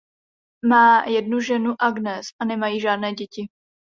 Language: Czech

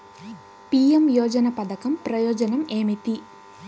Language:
Telugu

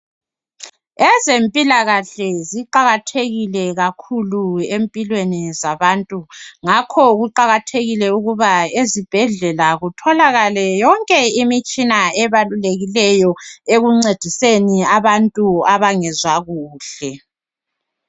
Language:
North Ndebele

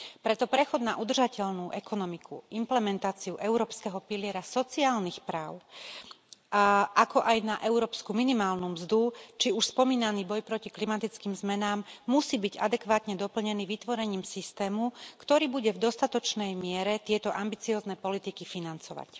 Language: Slovak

